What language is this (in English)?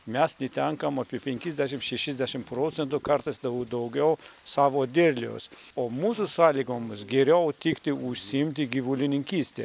Lithuanian